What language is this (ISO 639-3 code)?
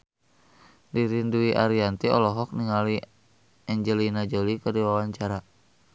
sun